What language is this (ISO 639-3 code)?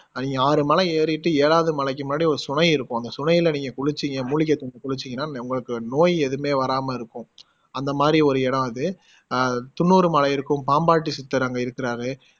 tam